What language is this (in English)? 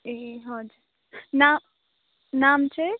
Nepali